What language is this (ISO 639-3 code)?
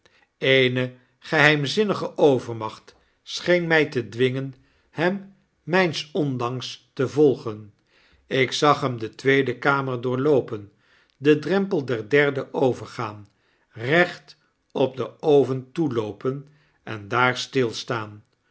nld